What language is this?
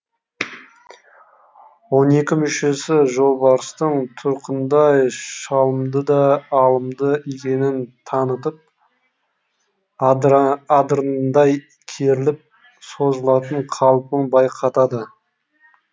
Kazakh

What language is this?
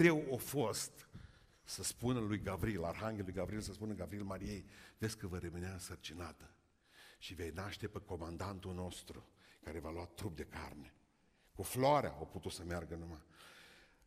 Romanian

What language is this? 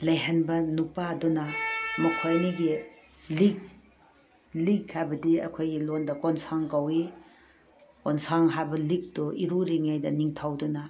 Manipuri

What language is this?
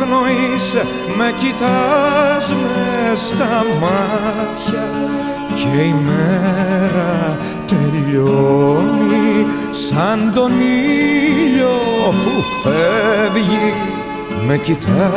Greek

